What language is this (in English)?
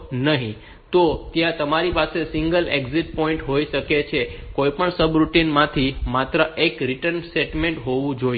Gujarati